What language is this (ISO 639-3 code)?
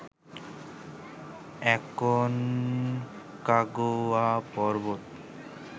ben